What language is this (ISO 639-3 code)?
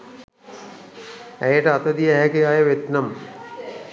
sin